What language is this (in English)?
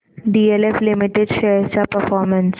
Marathi